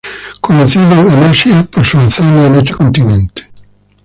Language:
Spanish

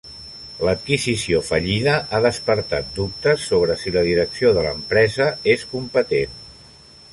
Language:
Catalan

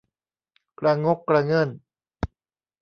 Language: Thai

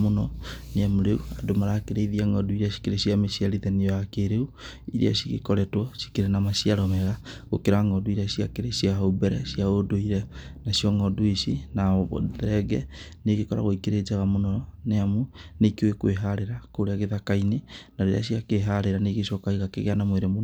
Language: Kikuyu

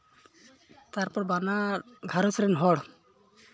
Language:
Santali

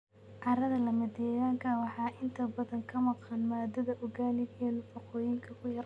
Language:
Somali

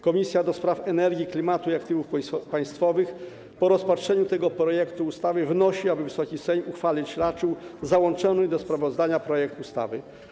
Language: Polish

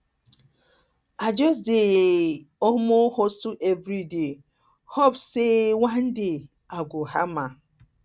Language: Nigerian Pidgin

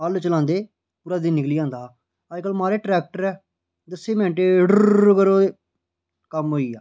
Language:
Dogri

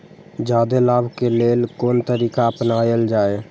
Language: Maithili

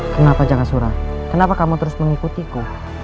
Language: Indonesian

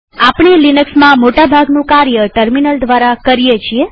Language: Gujarati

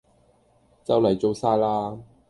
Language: Cantonese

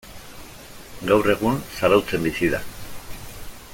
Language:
Basque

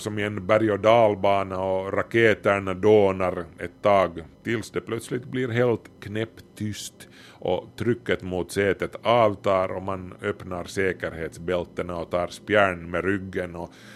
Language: Swedish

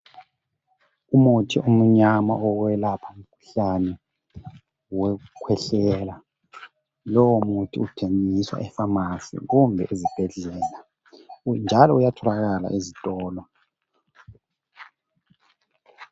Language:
North Ndebele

